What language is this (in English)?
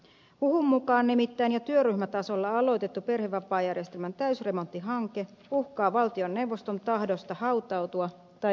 Finnish